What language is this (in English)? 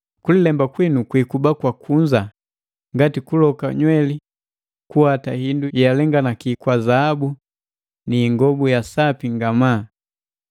Matengo